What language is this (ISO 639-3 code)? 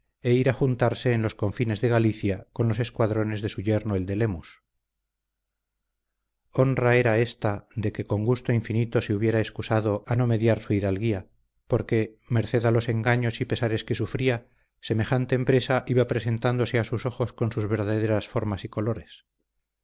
spa